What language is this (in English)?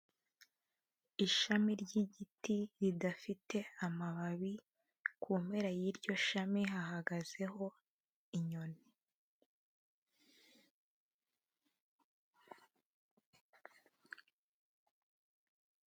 Kinyarwanda